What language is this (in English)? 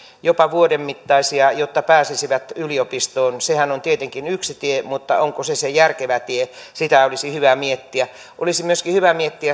Finnish